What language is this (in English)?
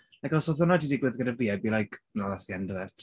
Welsh